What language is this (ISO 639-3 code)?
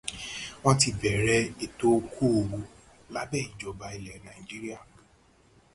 yor